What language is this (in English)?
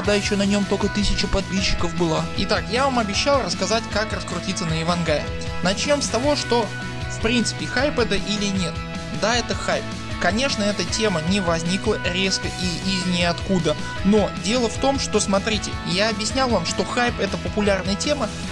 Russian